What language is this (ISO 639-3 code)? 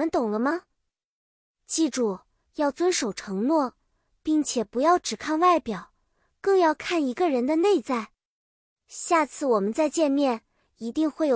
zho